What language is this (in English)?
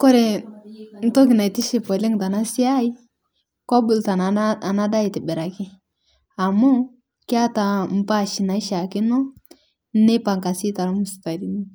Masai